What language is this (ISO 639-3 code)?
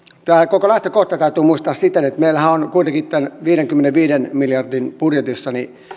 fin